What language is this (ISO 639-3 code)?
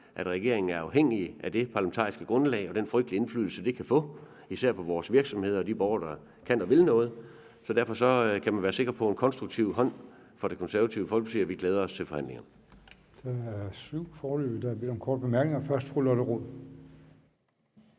dan